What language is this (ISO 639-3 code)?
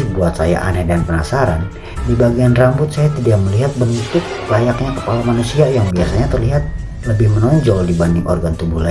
ind